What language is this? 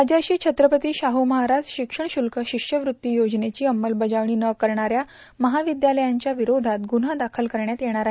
Marathi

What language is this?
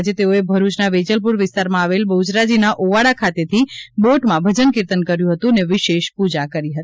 Gujarati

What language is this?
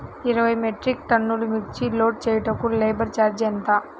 Telugu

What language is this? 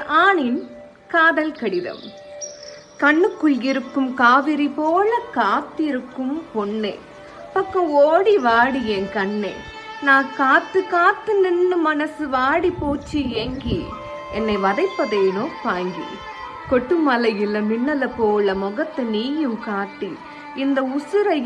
Tamil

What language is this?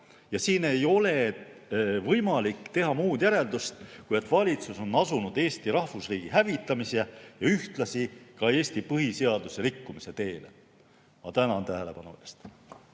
Estonian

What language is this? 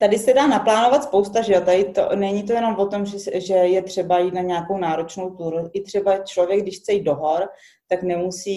Czech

